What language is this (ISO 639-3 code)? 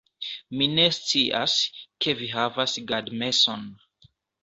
epo